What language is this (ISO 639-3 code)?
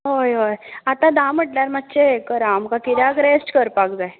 kok